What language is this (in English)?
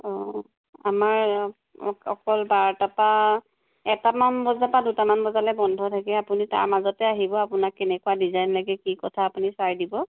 Assamese